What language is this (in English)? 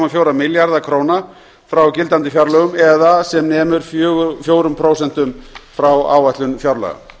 Icelandic